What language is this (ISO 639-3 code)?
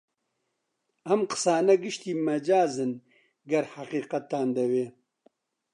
ckb